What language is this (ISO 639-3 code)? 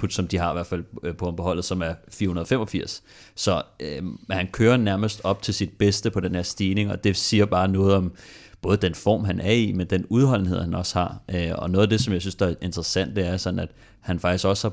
dan